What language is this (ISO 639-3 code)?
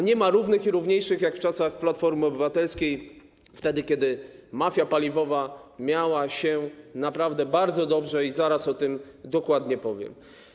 pol